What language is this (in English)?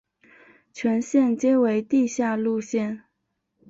Chinese